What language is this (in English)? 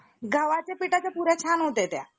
Marathi